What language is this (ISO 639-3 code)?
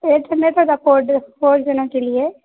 urd